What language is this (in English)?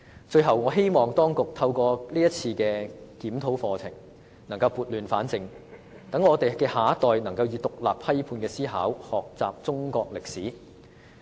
Cantonese